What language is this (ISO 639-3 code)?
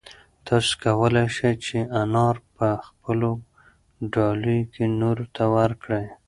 pus